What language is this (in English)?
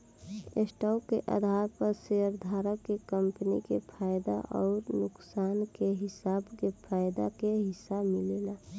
Bhojpuri